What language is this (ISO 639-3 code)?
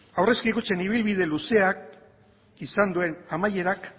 eus